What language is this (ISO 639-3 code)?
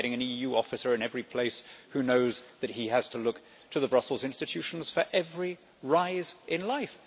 eng